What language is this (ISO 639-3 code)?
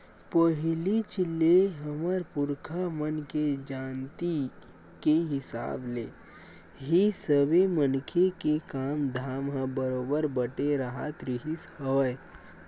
hne